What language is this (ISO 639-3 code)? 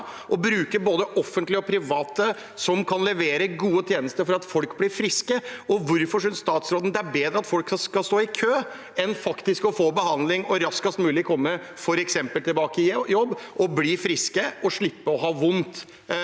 nor